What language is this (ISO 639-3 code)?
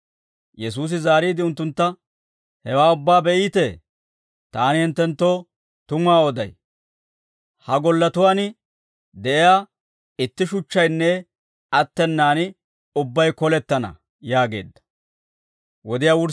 dwr